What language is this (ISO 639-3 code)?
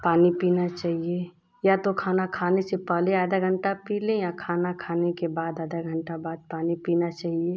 hin